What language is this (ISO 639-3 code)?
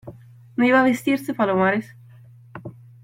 spa